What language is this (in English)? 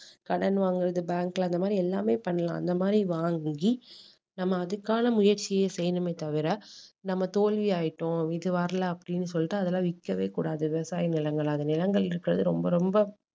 Tamil